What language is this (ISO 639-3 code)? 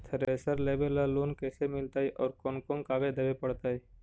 mag